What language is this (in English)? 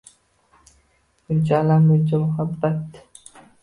Uzbek